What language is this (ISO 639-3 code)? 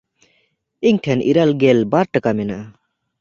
sat